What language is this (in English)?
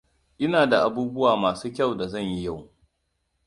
Hausa